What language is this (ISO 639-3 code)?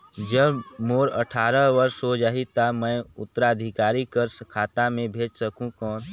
hne